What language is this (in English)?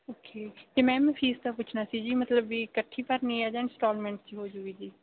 Punjabi